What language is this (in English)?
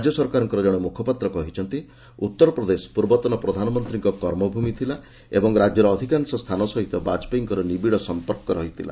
Odia